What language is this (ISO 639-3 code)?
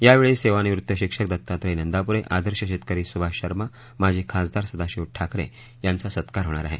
mar